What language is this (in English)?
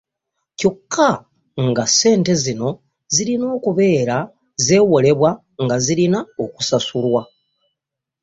Ganda